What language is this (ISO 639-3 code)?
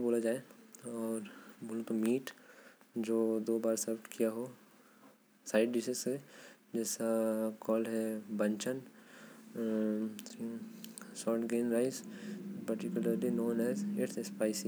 kfp